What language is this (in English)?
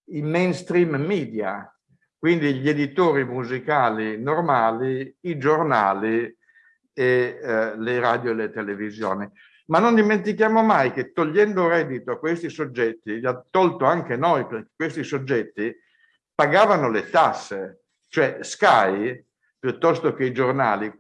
Italian